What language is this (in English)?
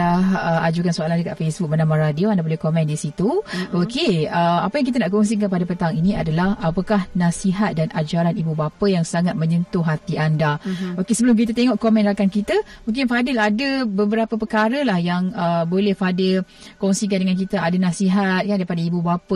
Malay